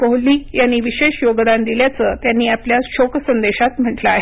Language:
Marathi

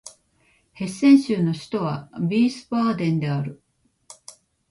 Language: Japanese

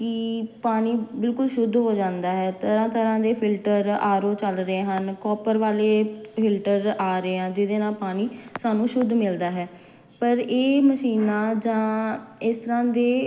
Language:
Punjabi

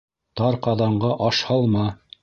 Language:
Bashkir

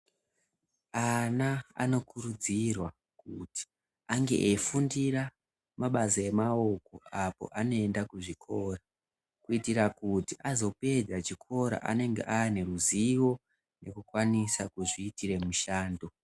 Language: Ndau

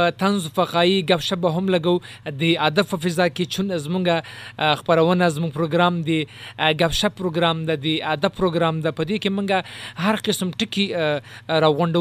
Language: Urdu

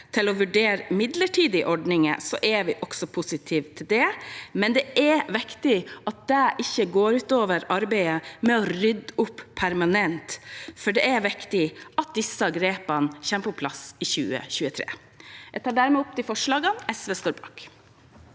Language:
Norwegian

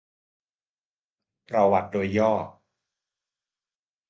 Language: Thai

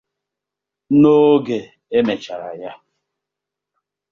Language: Igbo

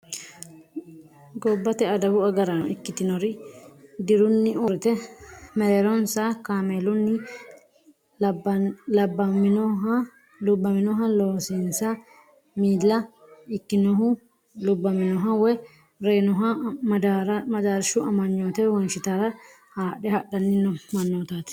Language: Sidamo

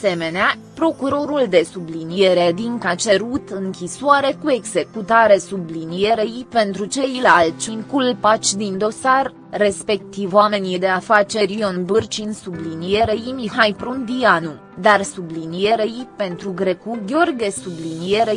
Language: Romanian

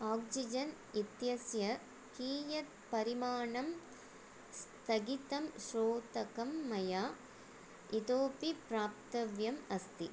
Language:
Sanskrit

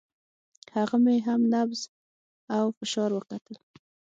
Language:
Pashto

